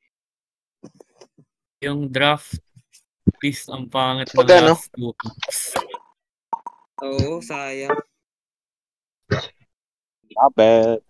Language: Filipino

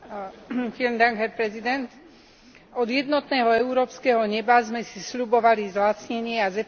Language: Slovak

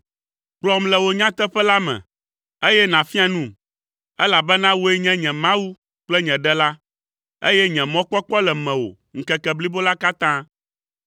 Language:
Ewe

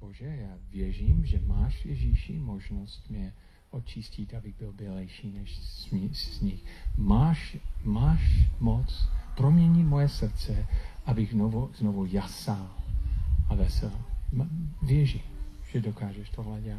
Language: Czech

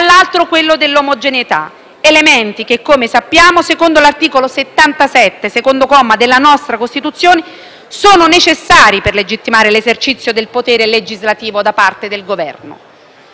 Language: Italian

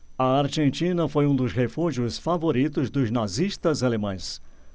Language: Portuguese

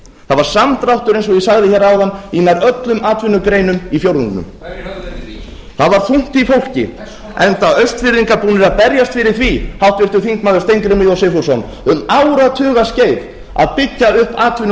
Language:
Icelandic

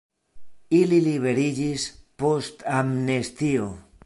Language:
Esperanto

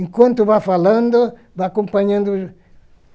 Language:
Portuguese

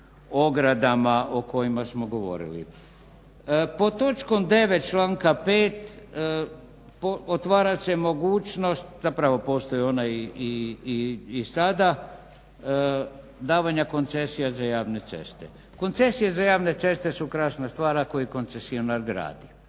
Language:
Croatian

